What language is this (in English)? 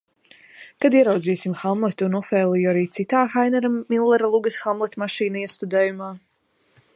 Latvian